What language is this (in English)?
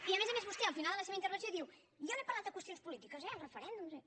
Catalan